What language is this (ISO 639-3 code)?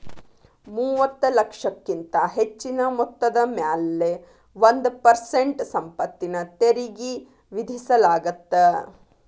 kan